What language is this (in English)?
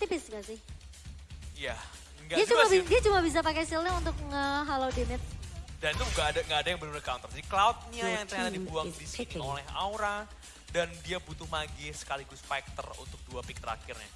Indonesian